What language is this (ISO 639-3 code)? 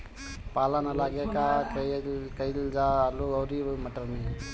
bho